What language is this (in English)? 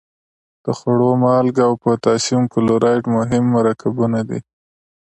Pashto